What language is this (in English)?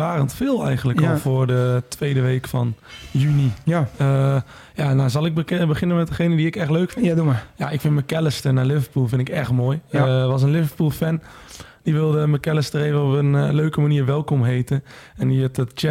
Dutch